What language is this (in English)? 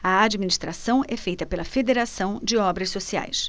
Portuguese